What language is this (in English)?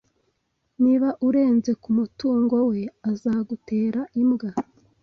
Kinyarwanda